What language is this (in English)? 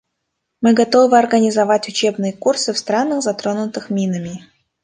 Russian